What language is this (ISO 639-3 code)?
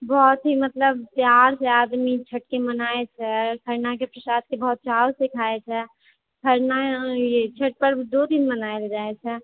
mai